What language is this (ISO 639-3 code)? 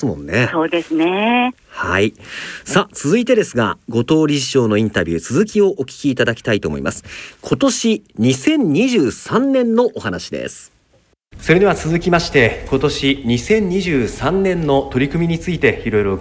jpn